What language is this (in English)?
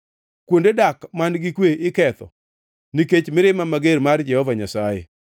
Luo (Kenya and Tanzania)